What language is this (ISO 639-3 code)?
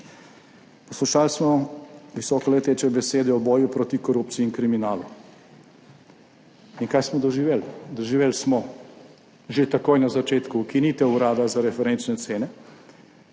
slv